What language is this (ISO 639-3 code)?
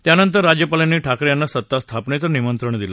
mar